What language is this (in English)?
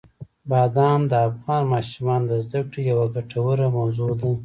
Pashto